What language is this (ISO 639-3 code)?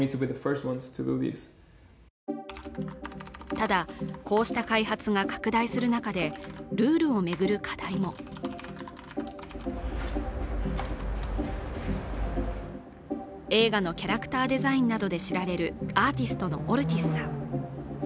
jpn